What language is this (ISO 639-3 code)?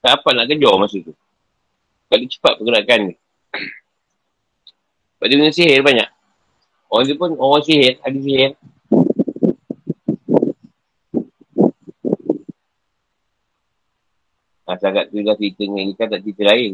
msa